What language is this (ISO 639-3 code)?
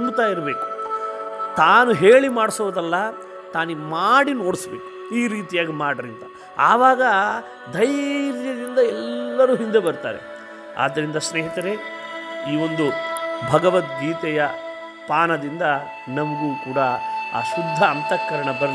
kan